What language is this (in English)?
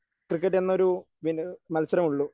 Malayalam